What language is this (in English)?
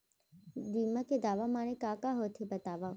Chhattisgarhi